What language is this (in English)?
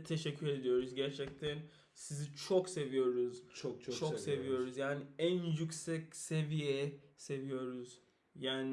Turkish